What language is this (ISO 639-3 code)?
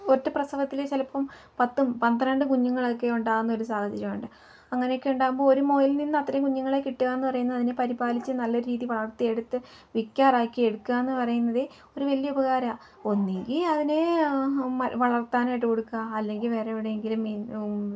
mal